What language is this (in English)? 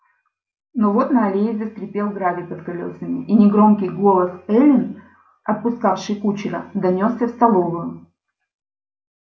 Russian